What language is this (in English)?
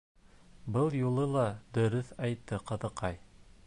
Bashkir